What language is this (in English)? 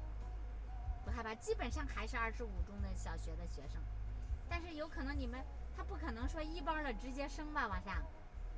Chinese